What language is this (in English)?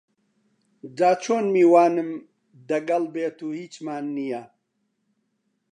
Central Kurdish